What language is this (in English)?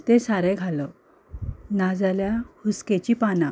Konkani